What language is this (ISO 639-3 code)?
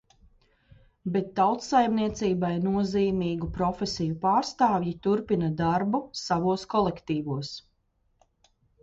lav